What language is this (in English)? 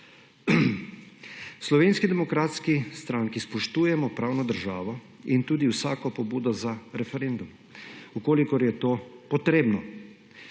Slovenian